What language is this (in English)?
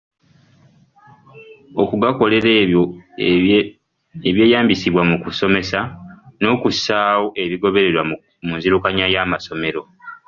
Ganda